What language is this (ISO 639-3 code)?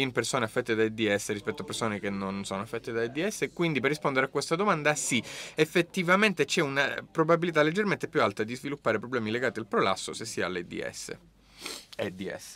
ita